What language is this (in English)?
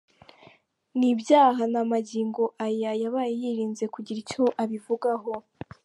Kinyarwanda